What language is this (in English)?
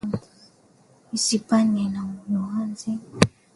Swahili